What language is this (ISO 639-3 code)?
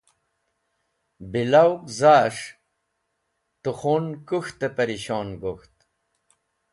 wbl